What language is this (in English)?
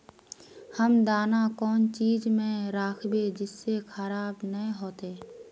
Magahi